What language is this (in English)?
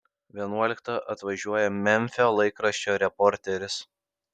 Lithuanian